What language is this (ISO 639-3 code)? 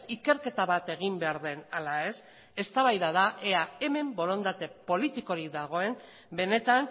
eus